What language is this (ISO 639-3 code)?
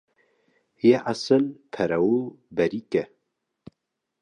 kur